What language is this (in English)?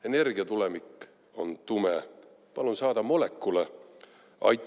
Estonian